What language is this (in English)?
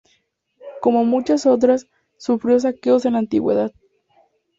Spanish